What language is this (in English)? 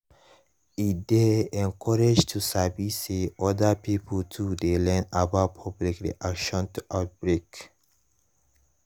Nigerian Pidgin